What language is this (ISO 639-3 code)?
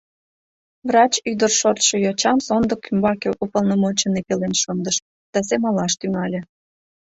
chm